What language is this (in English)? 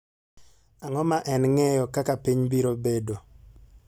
Luo (Kenya and Tanzania)